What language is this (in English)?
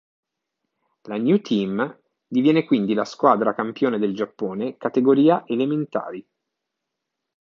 Italian